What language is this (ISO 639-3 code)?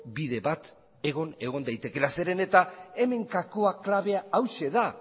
eus